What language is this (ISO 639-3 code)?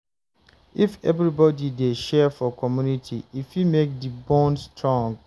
pcm